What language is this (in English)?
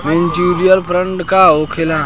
Bhojpuri